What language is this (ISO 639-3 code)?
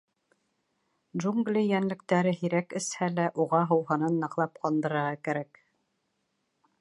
bak